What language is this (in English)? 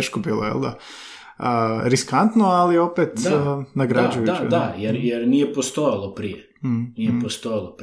Croatian